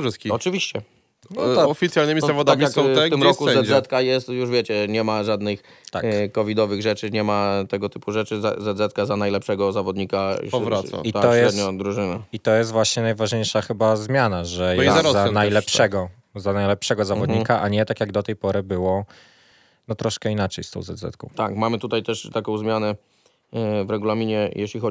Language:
Polish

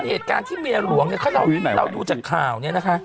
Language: Thai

